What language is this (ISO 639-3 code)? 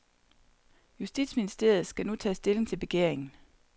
dan